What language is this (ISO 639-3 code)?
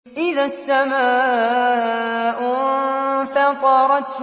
ara